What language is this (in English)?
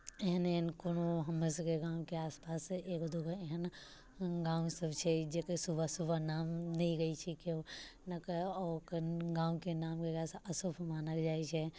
Maithili